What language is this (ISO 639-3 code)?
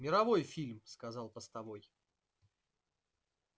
rus